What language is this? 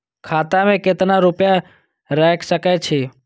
Maithili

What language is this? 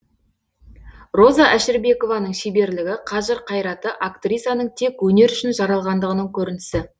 Kazakh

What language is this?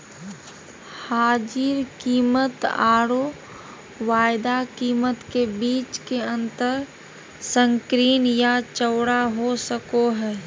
Magahi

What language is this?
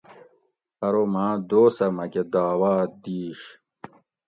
Gawri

